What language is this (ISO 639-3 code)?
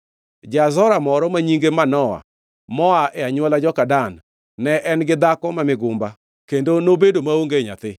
luo